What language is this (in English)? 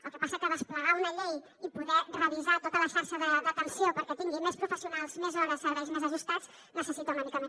Catalan